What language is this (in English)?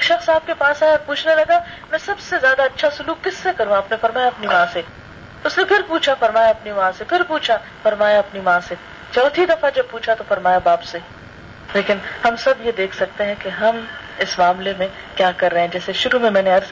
Urdu